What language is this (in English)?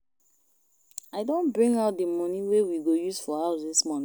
Nigerian Pidgin